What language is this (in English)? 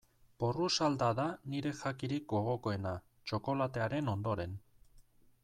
Basque